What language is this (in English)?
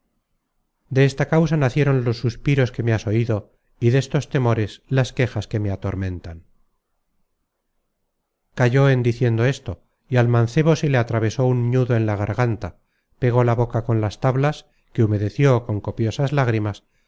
Spanish